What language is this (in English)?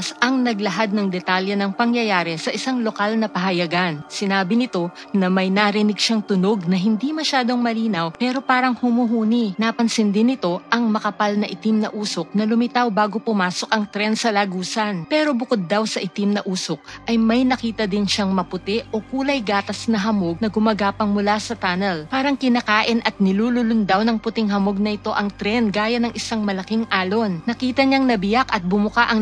Filipino